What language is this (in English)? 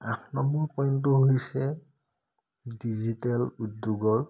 Assamese